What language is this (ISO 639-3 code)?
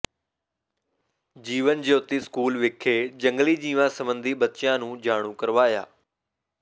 pan